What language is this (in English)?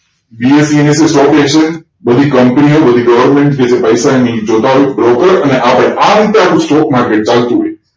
Gujarati